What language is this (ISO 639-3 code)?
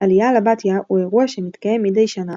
heb